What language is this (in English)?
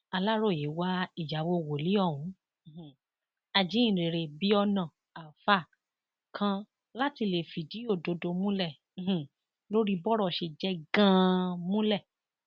Yoruba